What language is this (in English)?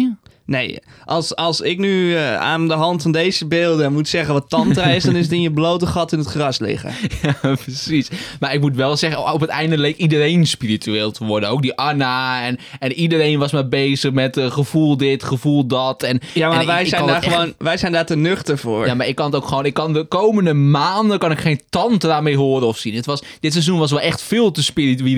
Dutch